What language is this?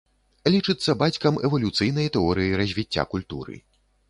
Belarusian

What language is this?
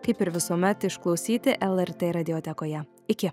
Lithuanian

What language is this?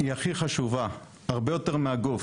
Hebrew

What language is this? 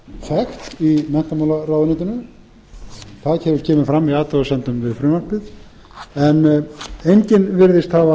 Icelandic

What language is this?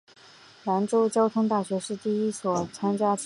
Chinese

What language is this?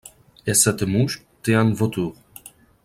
French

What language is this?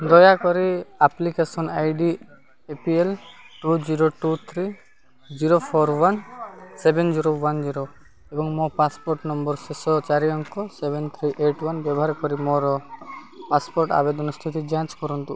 Odia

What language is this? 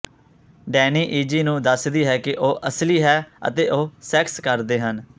Punjabi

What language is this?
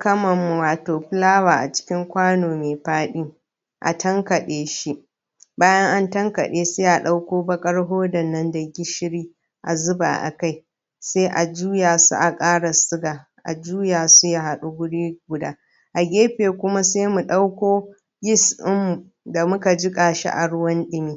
Hausa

